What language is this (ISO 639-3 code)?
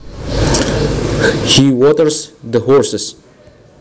jav